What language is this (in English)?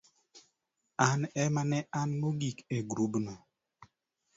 Luo (Kenya and Tanzania)